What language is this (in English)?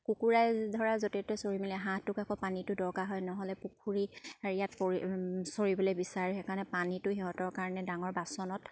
Assamese